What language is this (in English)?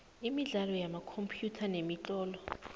South Ndebele